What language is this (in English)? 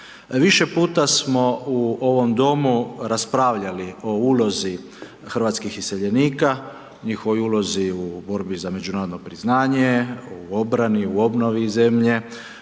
Croatian